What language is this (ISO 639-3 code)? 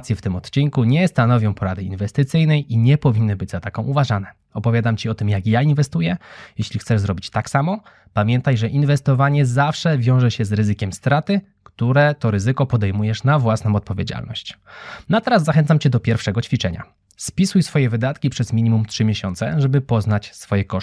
pol